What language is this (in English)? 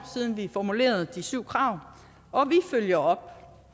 Danish